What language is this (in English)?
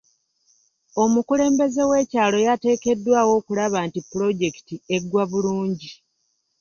Ganda